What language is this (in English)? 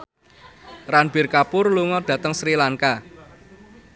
Javanese